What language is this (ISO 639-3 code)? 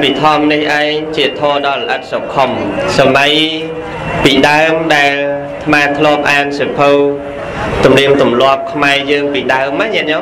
vie